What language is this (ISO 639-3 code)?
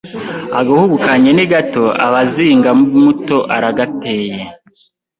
kin